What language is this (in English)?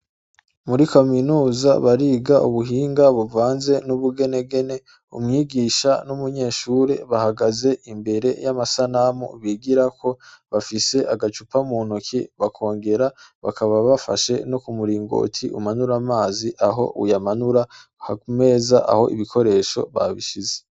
Rundi